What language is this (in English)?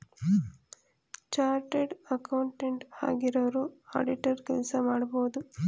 Kannada